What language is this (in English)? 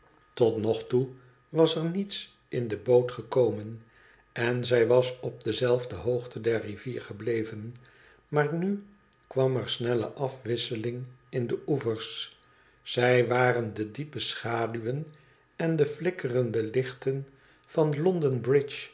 Dutch